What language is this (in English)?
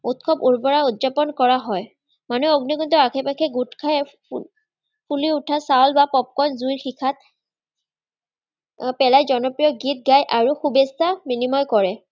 Assamese